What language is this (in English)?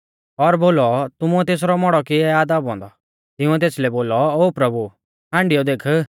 Mahasu Pahari